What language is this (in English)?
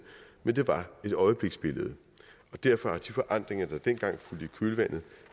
Danish